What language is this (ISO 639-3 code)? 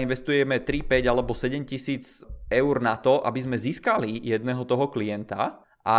ces